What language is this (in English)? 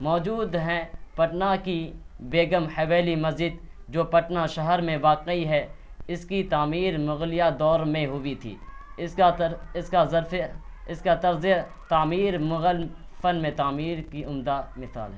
Urdu